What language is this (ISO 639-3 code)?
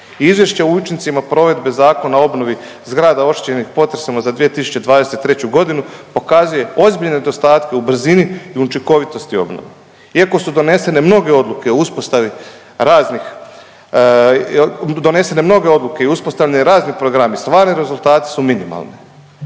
hrv